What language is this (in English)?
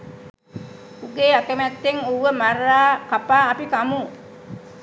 Sinhala